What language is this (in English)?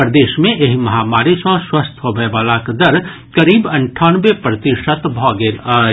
Maithili